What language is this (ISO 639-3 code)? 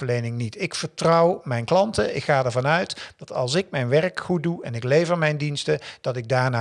nld